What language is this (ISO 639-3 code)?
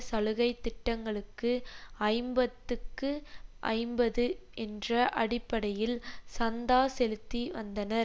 tam